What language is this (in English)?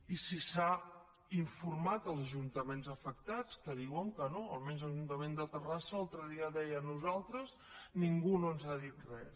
Catalan